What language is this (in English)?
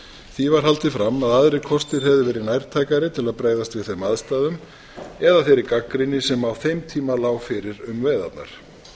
Icelandic